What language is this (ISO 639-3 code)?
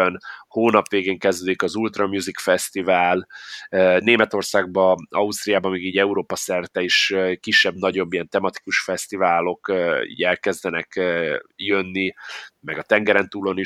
hun